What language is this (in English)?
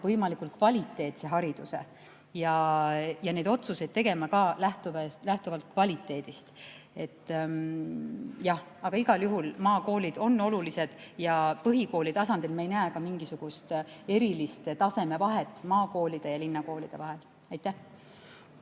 Estonian